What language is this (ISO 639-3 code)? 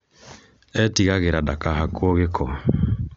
kik